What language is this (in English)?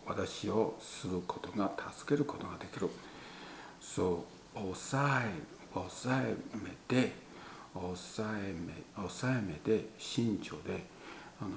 Japanese